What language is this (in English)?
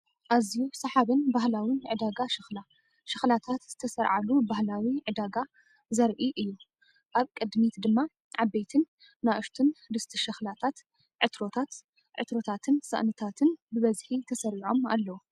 Tigrinya